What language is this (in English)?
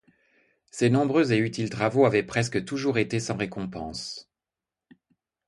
French